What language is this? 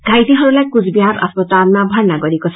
Nepali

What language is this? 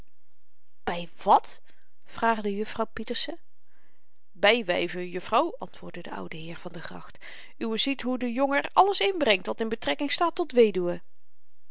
Dutch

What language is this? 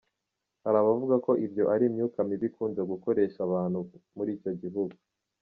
Kinyarwanda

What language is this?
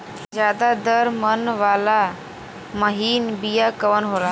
Bhojpuri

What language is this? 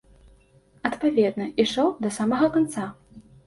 Belarusian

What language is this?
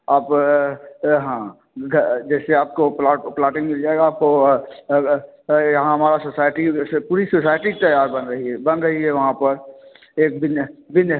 Hindi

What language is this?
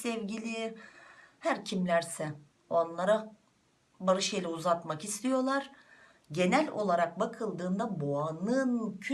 Turkish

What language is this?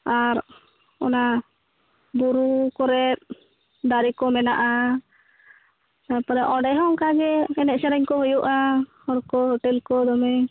Santali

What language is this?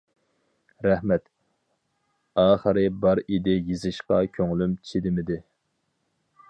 Uyghur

